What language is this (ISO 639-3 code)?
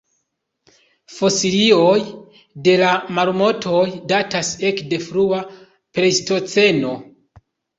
epo